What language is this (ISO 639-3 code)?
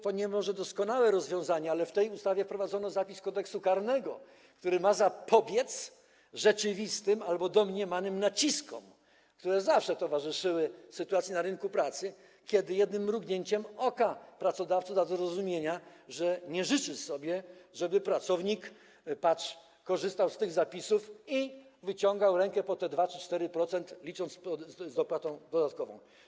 pol